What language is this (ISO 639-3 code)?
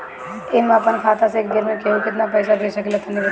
bho